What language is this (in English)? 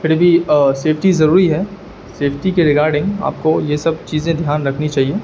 Urdu